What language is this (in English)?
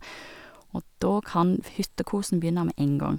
Norwegian